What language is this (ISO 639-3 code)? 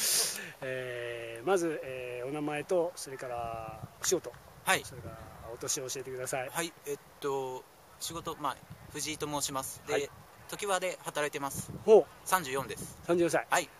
jpn